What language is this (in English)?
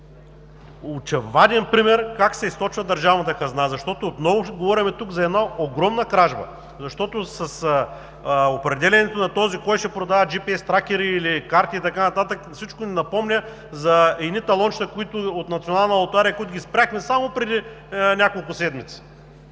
Bulgarian